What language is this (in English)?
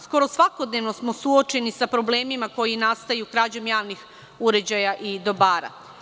Serbian